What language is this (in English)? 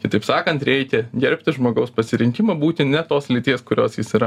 Lithuanian